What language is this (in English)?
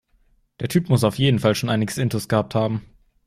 German